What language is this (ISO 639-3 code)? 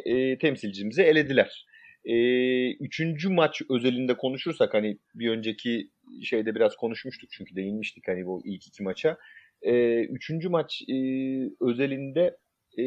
tur